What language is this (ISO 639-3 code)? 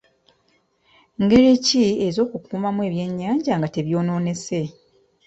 lug